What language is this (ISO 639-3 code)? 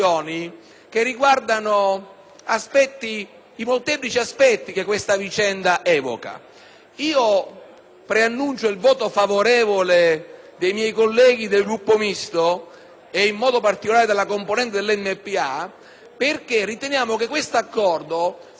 ita